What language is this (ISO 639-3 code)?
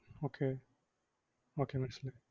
mal